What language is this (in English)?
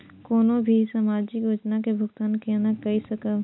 Maithili